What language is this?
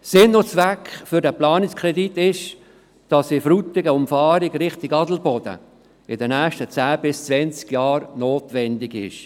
Swiss German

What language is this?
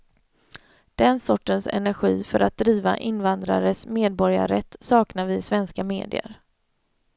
Swedish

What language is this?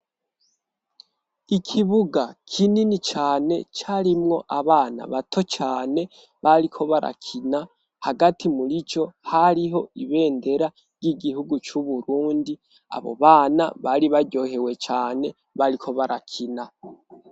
Rundi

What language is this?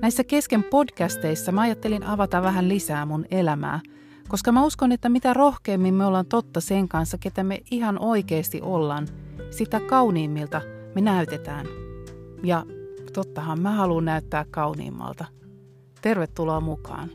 Finnish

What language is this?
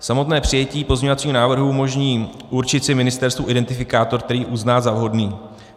Czech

